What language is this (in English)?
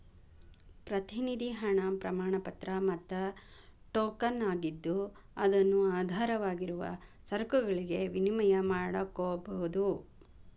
Kannada